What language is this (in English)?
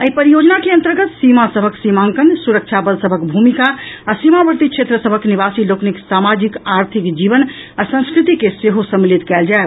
Maithili